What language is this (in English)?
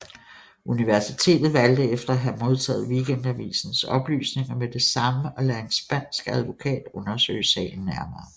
Danish